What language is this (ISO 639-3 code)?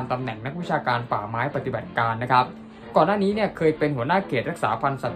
tha